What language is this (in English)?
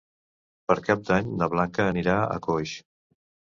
Catalan